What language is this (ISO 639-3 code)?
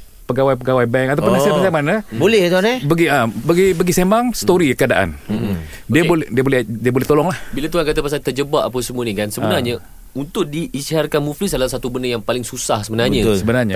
msa